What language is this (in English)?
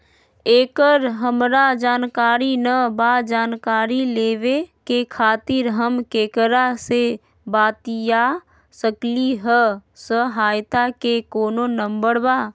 Magahi